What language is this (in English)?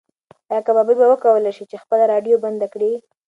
Pashto